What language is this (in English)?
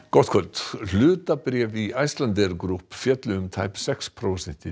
Icelandic